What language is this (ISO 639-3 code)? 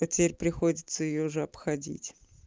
rus